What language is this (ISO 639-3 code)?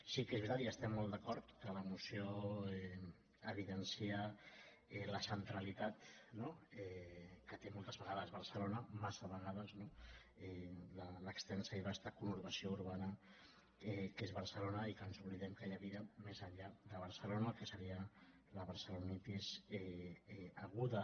cat